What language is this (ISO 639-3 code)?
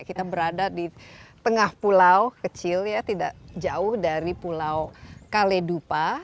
ind